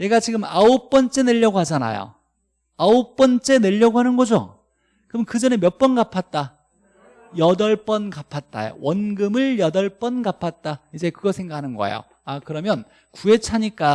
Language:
Korean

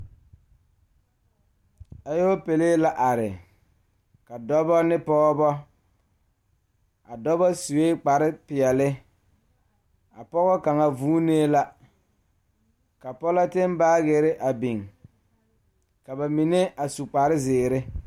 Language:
Southern Dagaare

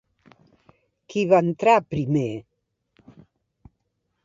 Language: Catalan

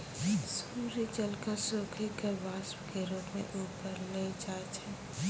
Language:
Maithili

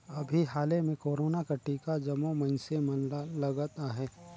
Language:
Chhattisgarhi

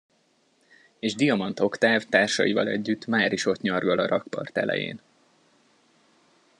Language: Hungarian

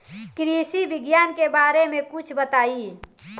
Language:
Bhojpuri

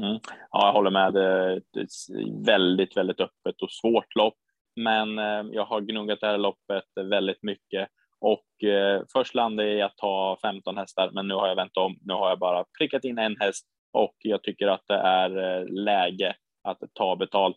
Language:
Swedish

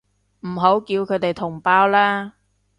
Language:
Cantonese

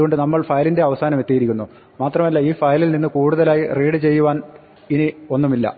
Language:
Malayalam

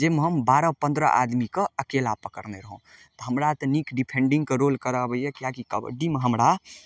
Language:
Maithili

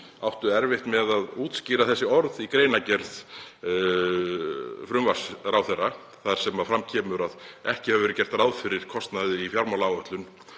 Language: Icelandic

